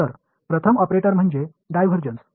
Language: Marathi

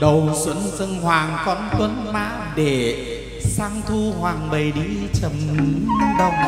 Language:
Vietnamese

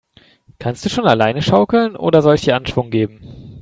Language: German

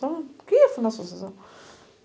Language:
Portuguese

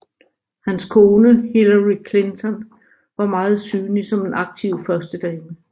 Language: Danish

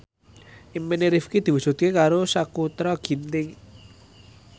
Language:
Javanese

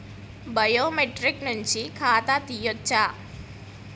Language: Telugu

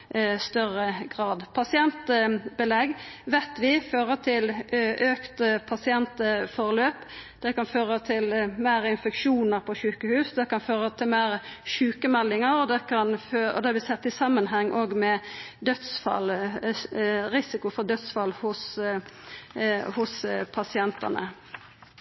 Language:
Norwegian Nynorsk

